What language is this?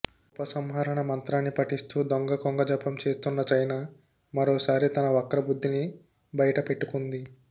Telugu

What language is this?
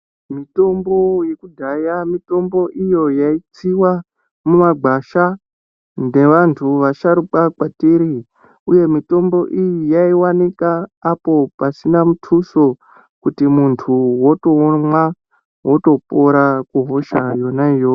Ndau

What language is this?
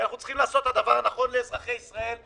Hebrew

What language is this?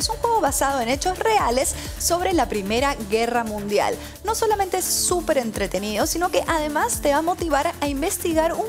Spanish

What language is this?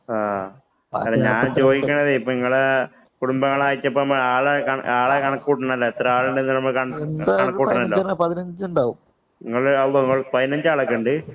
Malayalam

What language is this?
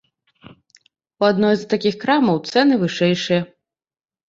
Belarusian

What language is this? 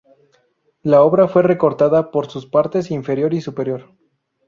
Spanish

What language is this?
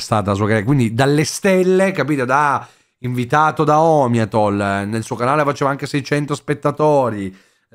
Italian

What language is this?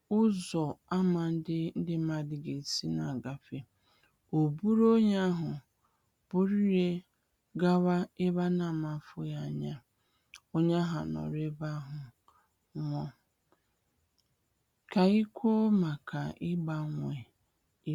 Igbo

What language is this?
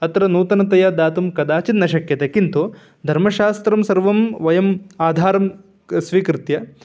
Sanskrit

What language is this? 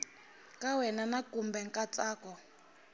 Tsonga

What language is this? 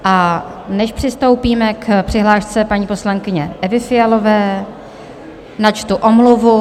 Czech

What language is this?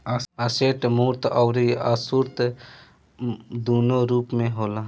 Bhojpuri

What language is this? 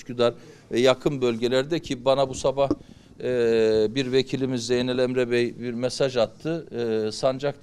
Turkish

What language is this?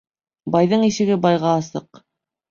Bashkir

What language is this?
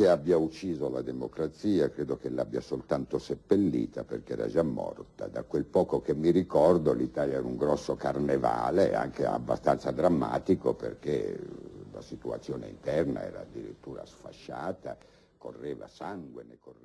Italian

